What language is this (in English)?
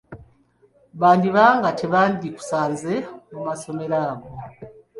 Ganda